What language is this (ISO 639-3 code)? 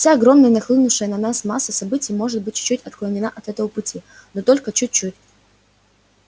rus